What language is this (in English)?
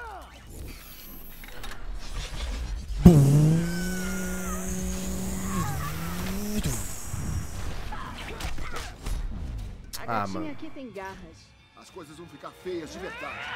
Portuguese